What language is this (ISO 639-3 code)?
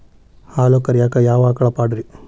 kan